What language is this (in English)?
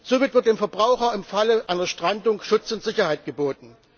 German